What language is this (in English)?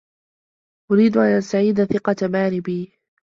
Arabic